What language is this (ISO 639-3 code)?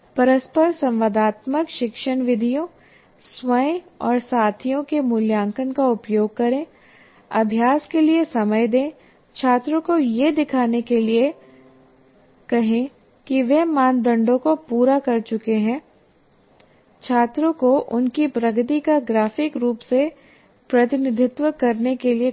hin